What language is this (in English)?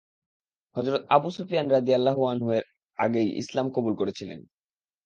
Bangla